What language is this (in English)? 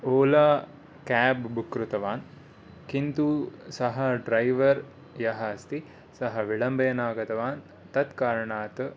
Sanskrit